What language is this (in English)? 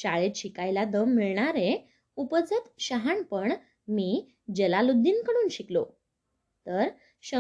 Marathi